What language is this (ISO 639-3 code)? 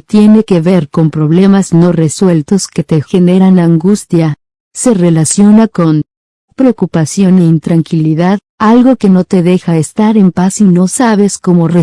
spa